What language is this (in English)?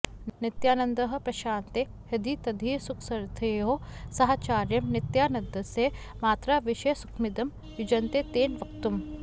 Sanskrit